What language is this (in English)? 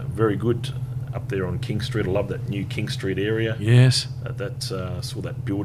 English